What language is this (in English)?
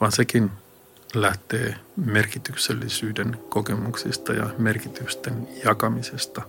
Finnish